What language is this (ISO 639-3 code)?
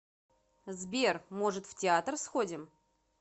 rus